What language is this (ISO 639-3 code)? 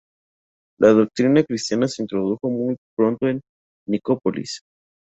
spa